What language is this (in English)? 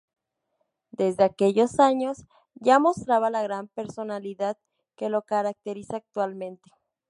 Spanish